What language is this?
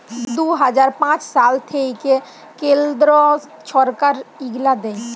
Bangla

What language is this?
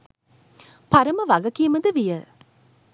Sinhala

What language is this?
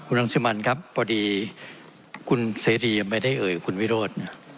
Thai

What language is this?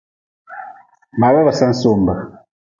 Nawdm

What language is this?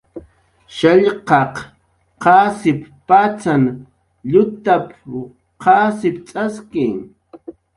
Jaqaru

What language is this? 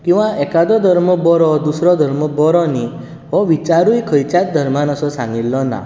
Konkani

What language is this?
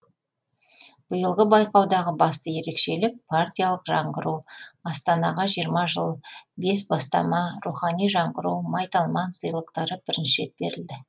Kazakh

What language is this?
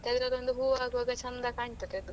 Kannada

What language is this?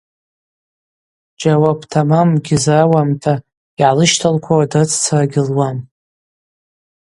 Abaza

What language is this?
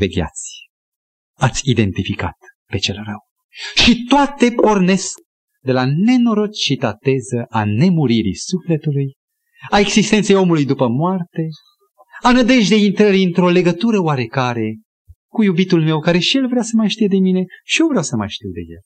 Romanian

